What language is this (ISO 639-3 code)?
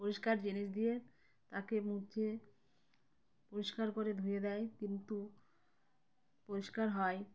ben